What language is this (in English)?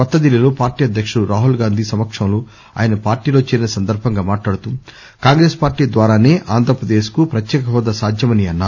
Telugu